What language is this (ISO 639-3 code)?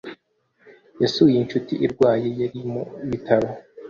kin